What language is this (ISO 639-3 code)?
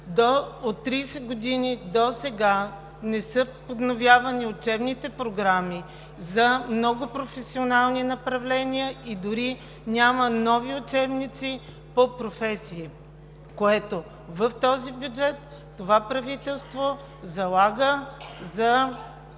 bul